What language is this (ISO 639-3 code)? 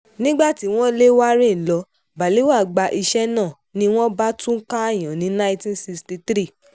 yor